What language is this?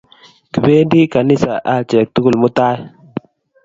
Kalenjin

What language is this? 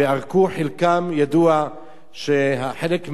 Hebrew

